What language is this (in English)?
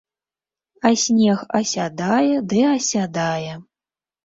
Belarusian